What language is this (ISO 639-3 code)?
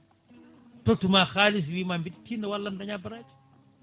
ful